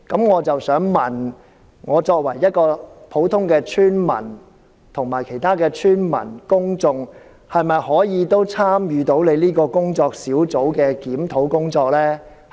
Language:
Cantonese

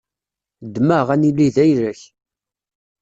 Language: Kabyle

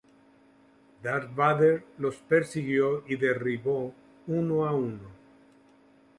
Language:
Spanish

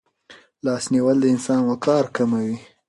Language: Pashto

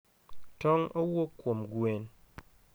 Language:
Luo (Kenya and Tanzania)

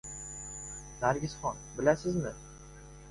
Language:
Uzbek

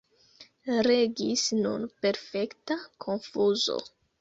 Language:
Esperanto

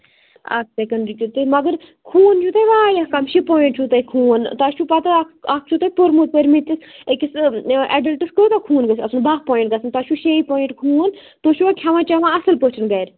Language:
Kashmiri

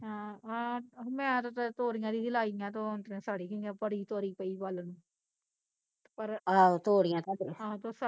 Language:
Punjabi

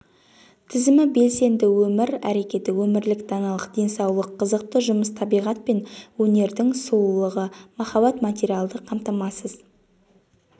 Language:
Kazakh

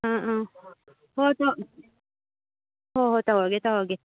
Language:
Manipuri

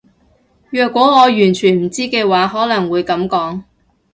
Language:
Cantonese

